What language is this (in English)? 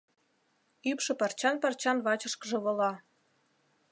Mari